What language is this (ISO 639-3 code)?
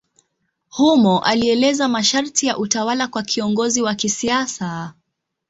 swa